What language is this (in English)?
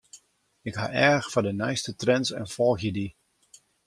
Western Frisian